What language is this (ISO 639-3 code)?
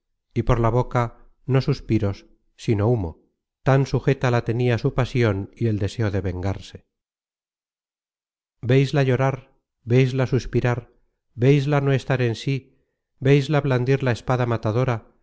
spa